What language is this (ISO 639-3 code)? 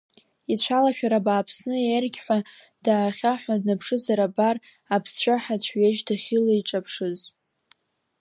abk